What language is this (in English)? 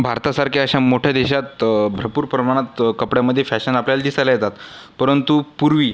Marathi